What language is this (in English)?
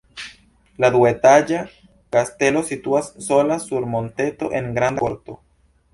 Esperanto